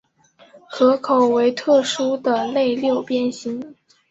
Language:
Chinese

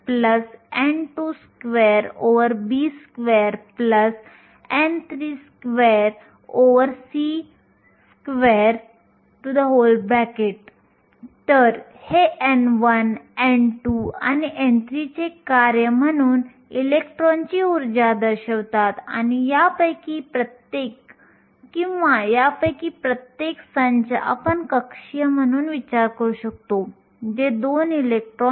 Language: Marathi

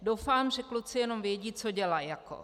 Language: Czech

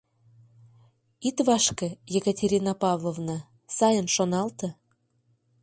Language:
Mari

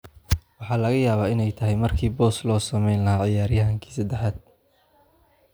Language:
Somali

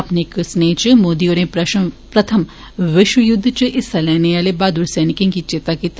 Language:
Dogri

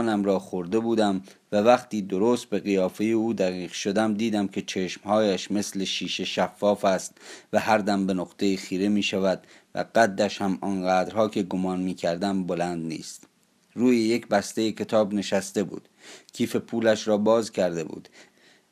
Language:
Persian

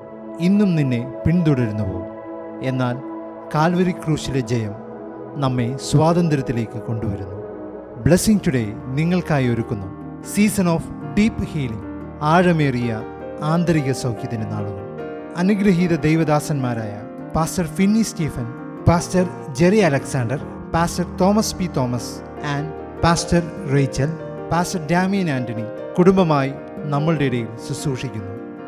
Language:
Malayalam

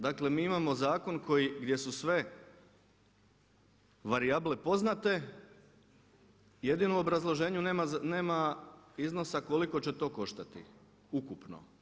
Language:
Croatian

